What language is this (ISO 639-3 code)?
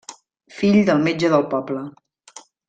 cat